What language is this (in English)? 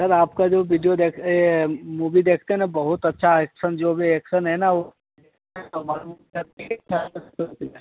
Hindi